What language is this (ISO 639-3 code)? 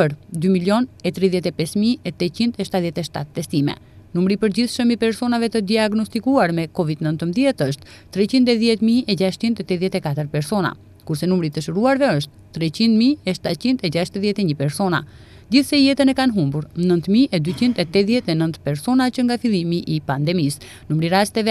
ron